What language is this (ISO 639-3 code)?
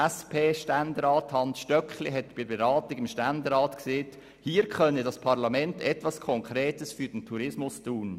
gsw